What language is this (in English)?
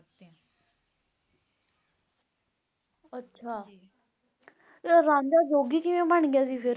Punjabi